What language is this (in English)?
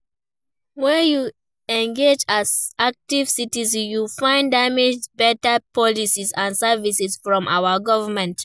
Nigerian Pidgin